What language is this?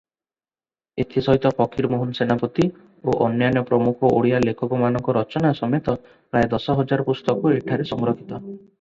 Odia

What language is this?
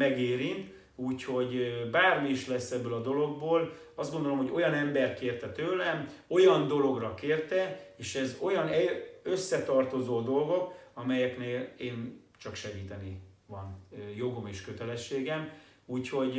Hungarian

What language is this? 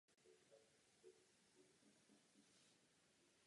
Czech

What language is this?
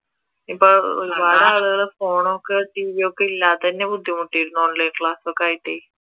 Malayalam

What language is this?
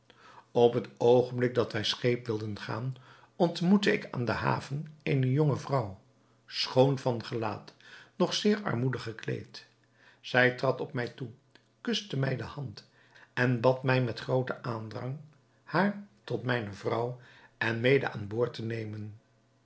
Dutch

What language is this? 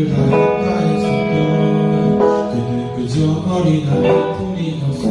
Korean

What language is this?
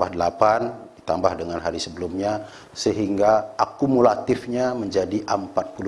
Indonesian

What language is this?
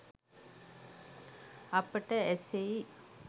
Sinhala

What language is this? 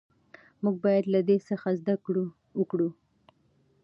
Pashto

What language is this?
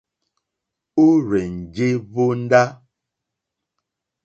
Mokpwe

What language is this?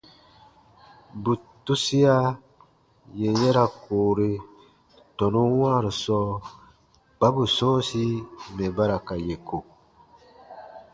Baatonum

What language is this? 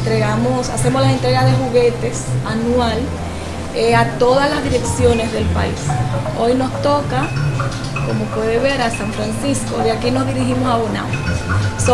Spanish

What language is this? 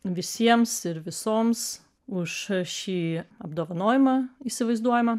Lithuanian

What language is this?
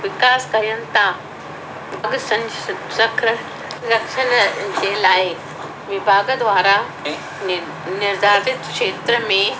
Sindhi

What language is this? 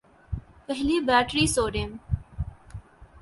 Urdu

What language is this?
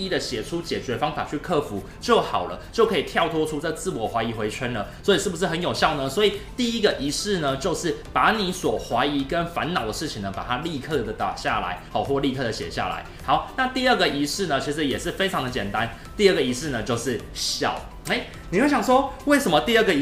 Chinese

